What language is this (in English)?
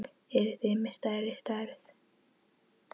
Icelandic